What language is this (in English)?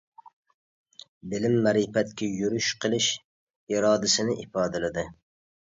Uyghur